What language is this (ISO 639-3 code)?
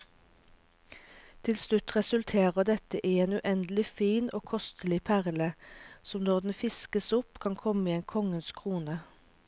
nor